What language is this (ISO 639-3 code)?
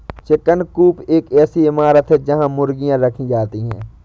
hin